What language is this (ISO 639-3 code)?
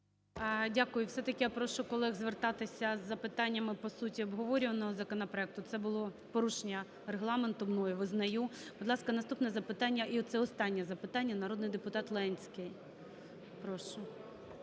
ukr